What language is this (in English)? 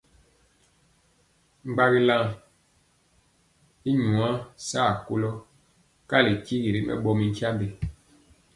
Mpiemo